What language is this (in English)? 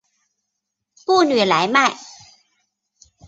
Chinese